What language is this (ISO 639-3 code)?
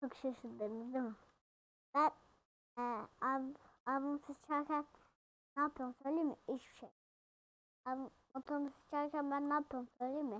tur